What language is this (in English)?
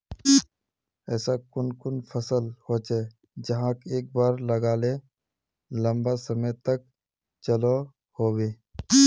Magahi